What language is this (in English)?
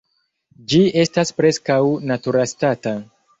Esperanto